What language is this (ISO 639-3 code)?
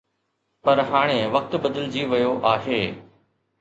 snd